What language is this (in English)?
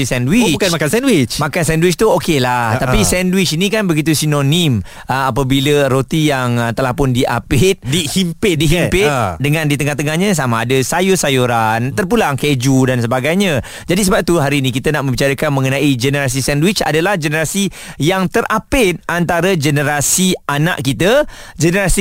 Malay